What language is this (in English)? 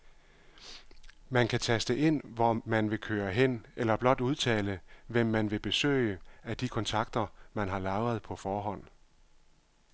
Danish